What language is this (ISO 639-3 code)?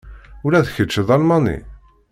kab